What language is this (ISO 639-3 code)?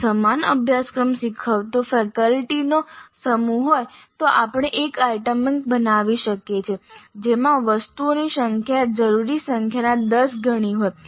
guj